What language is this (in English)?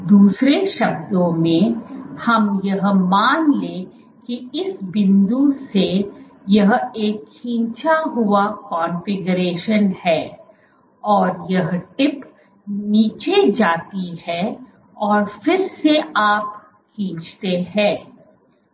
Hindi